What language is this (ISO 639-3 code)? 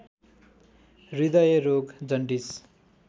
nep